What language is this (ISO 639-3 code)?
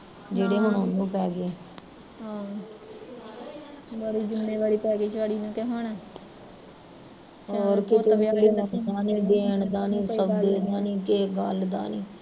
pan